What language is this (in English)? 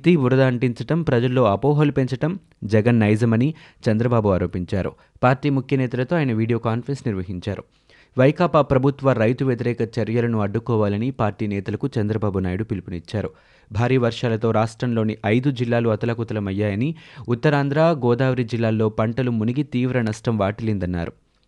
Telugu